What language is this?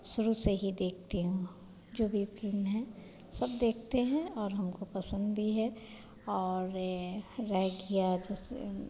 Hindi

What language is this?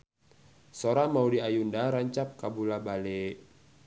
Sundanese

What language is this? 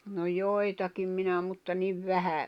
Finnish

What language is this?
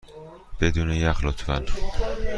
Persian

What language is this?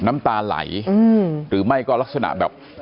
Thai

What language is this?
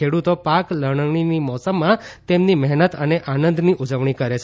Gujarati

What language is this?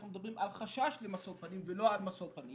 Hebrew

